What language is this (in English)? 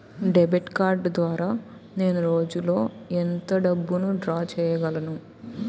Telugu